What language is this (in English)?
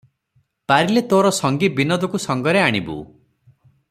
Odia